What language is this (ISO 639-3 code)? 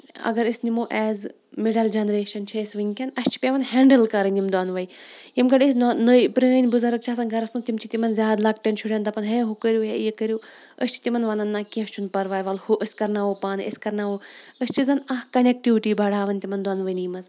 kas